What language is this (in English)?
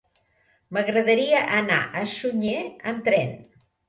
Catalan